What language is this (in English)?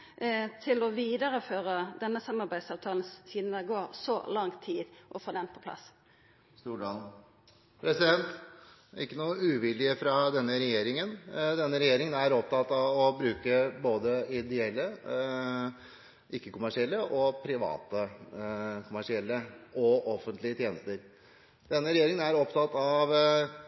Norwegian